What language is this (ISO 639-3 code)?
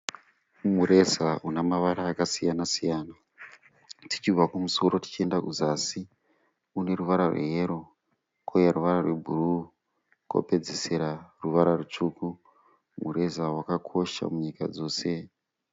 sna